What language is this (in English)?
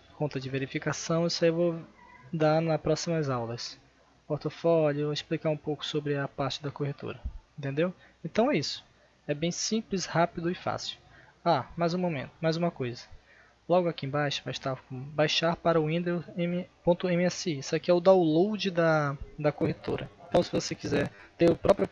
Portuguese